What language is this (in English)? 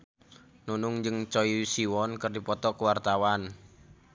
Sundanese